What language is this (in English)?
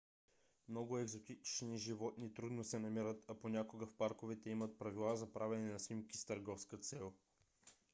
Bulgarian